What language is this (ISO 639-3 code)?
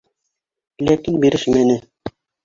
bak